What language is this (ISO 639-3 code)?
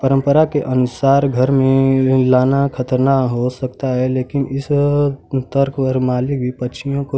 hin